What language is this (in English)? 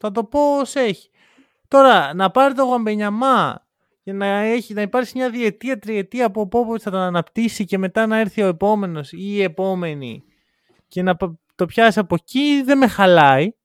Greek